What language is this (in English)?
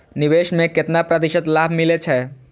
Maithili